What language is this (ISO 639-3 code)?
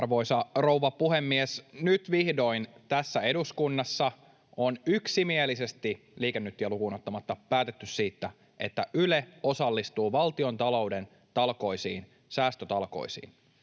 fin